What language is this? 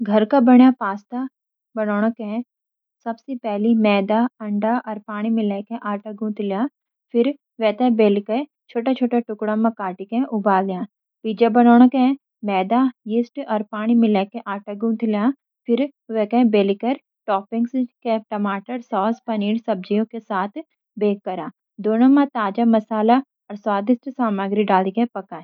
Garhwali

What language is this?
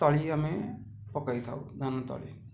Odia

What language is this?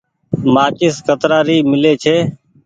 Goaria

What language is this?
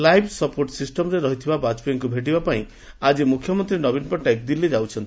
Odia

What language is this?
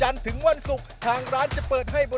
Thai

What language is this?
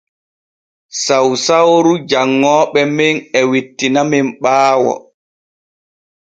Borgu Fulfulde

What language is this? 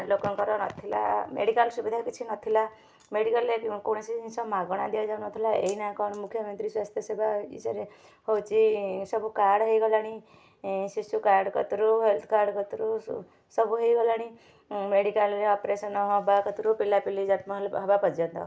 Odia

